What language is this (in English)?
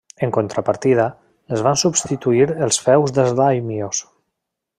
Catalan